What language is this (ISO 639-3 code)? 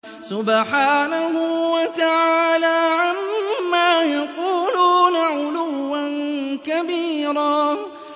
ara